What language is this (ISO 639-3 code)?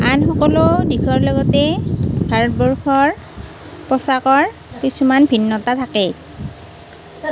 asm